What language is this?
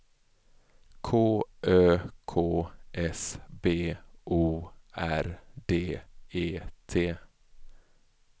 Swedish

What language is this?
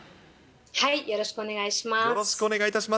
Japanese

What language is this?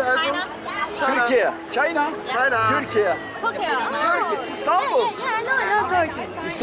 Turkish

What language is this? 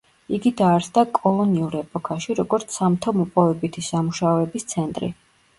Georgian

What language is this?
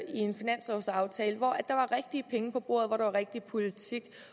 Danish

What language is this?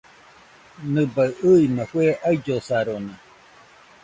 Nüpode Huitoto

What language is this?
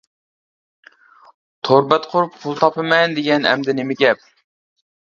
Uyghur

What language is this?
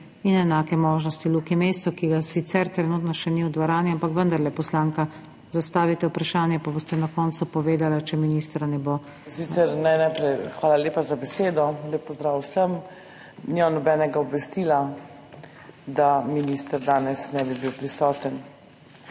Slovenian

